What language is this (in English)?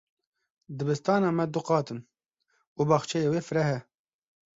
Kurdish